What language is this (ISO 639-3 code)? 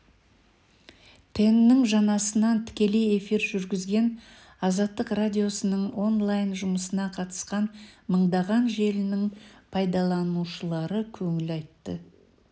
kaz